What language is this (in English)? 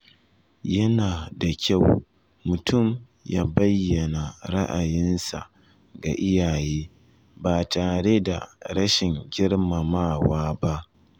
Hausa